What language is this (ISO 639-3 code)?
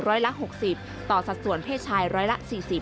tha